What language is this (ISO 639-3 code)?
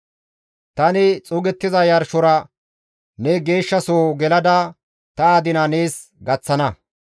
gmv